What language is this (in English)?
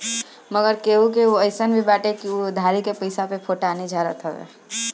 Bhojpuri